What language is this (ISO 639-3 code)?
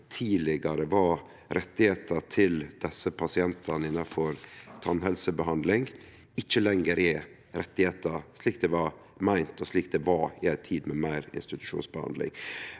nor